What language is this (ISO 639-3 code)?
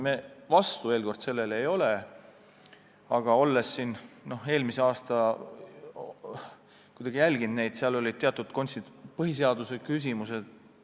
est